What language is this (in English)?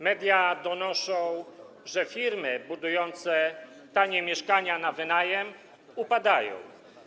Polish